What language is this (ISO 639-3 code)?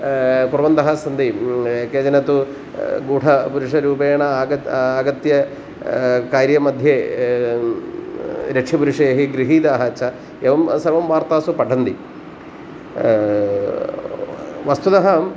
san